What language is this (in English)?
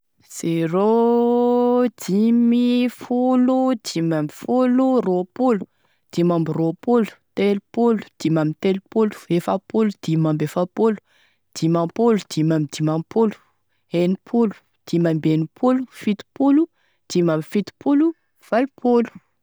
Tesaka Malagasy